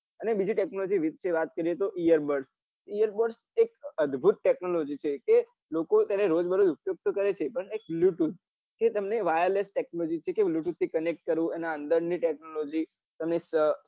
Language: Gujarati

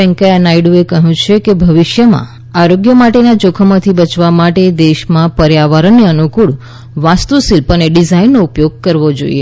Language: Gujarati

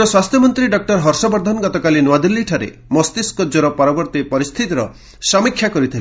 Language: Odia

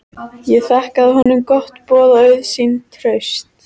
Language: Icelandic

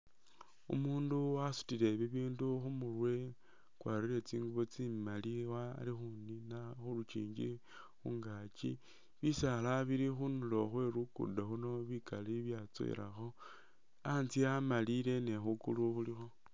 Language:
Masaaba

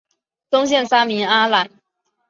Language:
Chinese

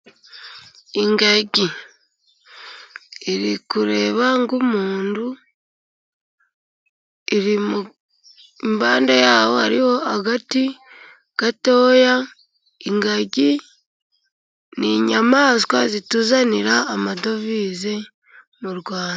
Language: Kinyarwanda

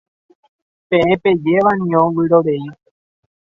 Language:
Guarani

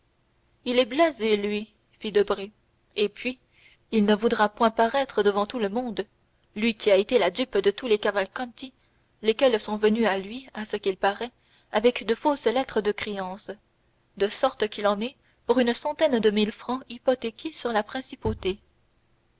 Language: French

